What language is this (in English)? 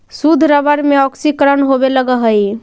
Magahi